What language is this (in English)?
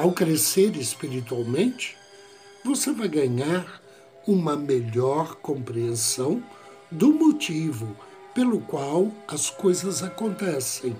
Portuguese